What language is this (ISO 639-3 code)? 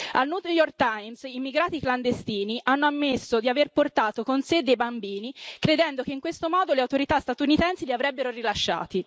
ita